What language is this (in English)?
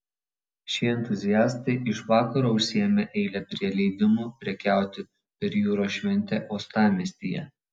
Lithuanian